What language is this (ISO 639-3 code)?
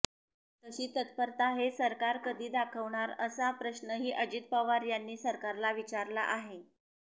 mar